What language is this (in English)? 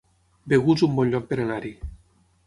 Catalan